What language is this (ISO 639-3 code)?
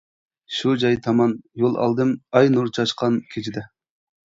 uig